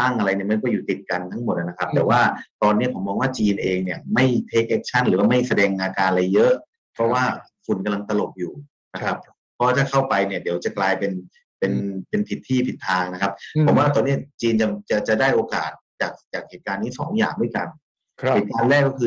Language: Thai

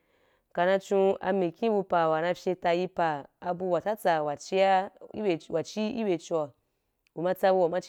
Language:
Wapan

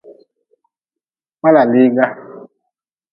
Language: Nawdm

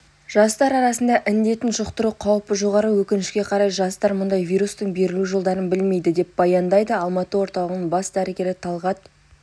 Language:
Kazakh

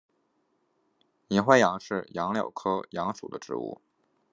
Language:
Chinese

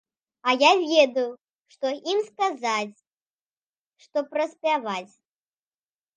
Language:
Belarusian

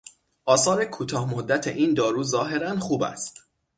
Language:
Persian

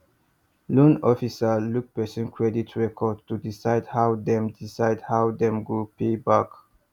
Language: Nigerian Pidgin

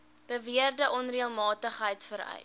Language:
Afrikaans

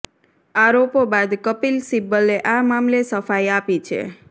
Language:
Gujarati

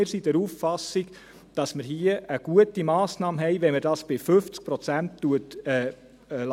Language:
Swiss German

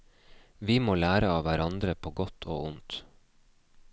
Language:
Norwegian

